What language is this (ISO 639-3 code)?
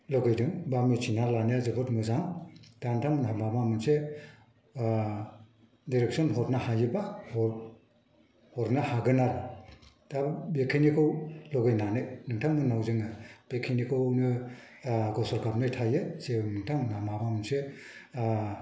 brx